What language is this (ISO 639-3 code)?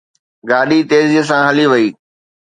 snd